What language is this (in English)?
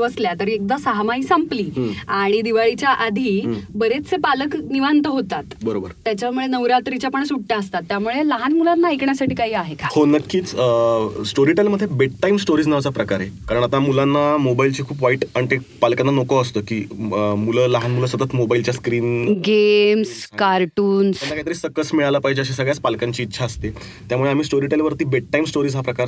Marathi